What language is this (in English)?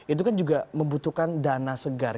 Indonesian